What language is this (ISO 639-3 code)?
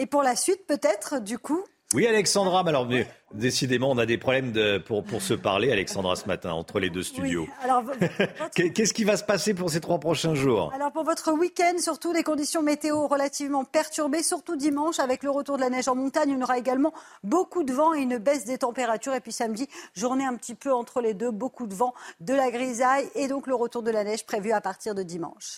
fra